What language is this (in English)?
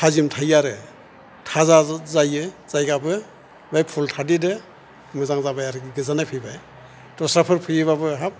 Bodo